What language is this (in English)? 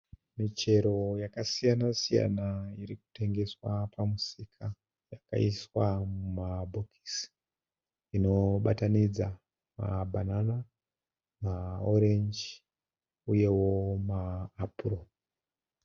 Shona